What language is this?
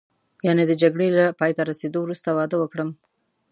Pashto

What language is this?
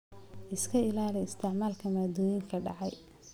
Somali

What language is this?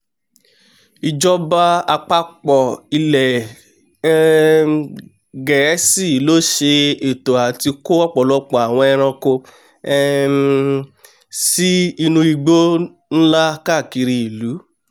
Yoruba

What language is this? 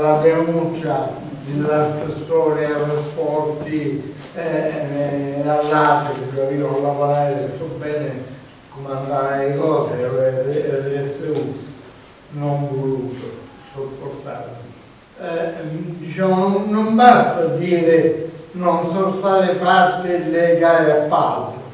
Italian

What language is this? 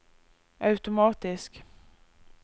Norwegian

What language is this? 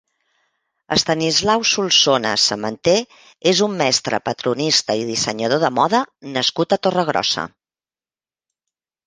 Catalan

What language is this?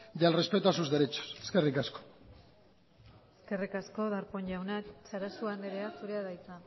Basque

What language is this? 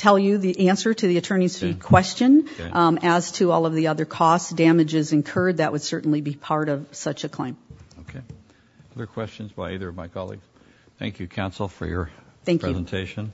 English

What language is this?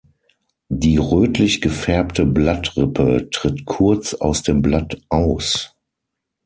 German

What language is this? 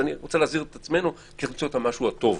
Hebrew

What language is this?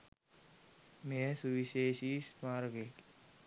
Sinhala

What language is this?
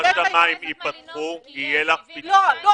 Hebrew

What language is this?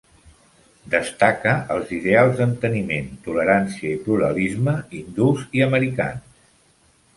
Catalan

